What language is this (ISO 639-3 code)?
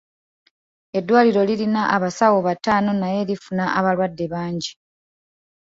lug